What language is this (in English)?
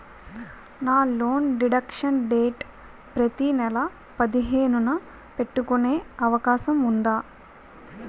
Telugu